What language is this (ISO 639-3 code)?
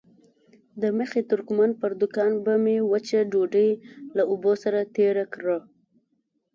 pus